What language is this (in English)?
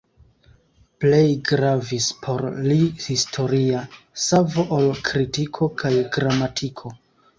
Esperanto